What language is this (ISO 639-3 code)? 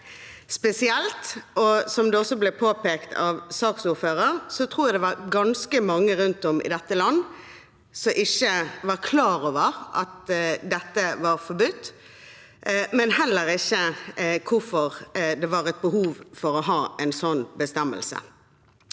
nor